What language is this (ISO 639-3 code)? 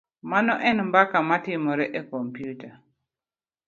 luo